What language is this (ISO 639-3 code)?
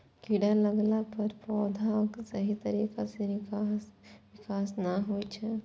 mai